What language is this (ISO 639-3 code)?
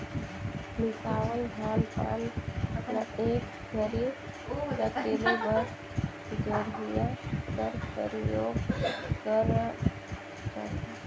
hne